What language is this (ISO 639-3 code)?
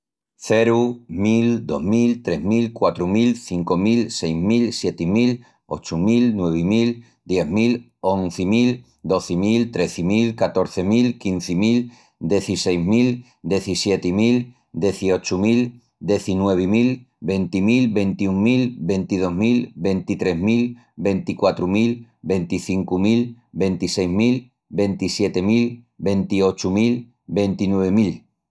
ext